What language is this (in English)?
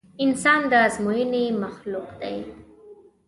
Pashto